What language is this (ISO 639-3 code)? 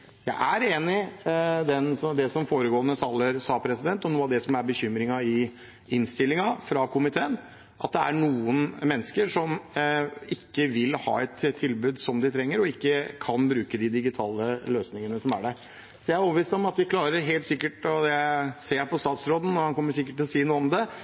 nob